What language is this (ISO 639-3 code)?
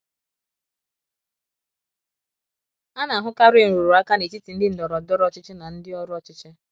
ibo